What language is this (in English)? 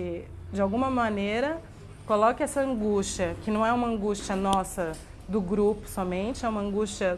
Portuguese